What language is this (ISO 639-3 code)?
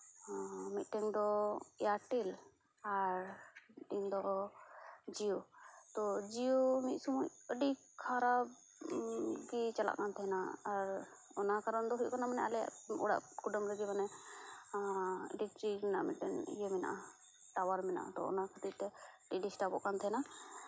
sat